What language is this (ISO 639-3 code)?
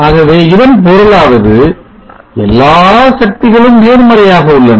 tam